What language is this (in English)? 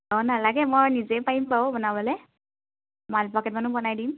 Assamese